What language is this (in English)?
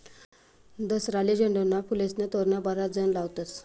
Marathi